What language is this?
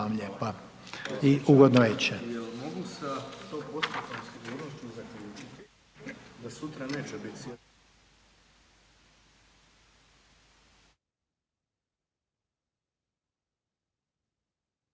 Croatian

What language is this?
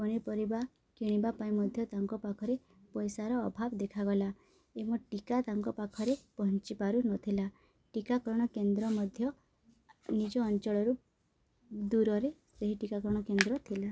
Odia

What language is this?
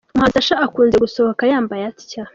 Kinyarwanda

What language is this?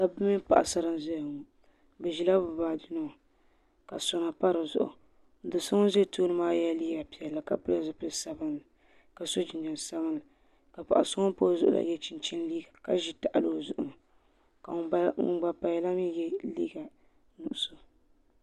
Dagbani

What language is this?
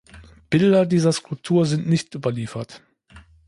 German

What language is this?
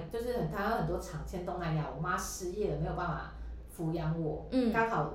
Chinese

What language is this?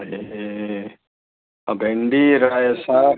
Nepali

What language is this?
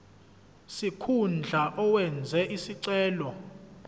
Zulu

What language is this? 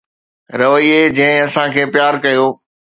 Sindhi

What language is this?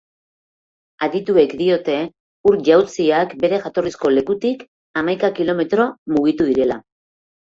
Basque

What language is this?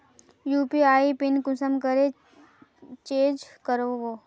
Magahi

